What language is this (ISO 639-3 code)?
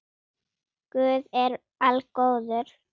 isl